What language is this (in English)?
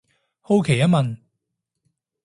Cantonese